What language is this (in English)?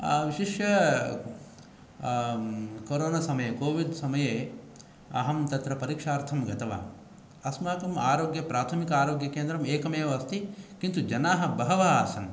Sanskrit